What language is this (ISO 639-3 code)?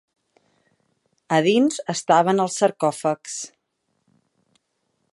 cat